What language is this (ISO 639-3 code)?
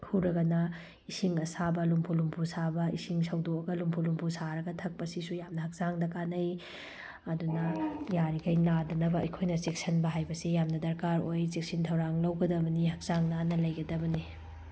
mni